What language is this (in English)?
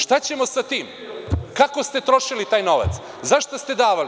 Serbian